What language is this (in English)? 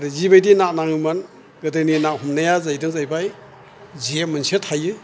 Bodo